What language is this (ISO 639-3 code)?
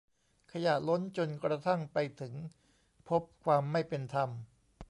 tha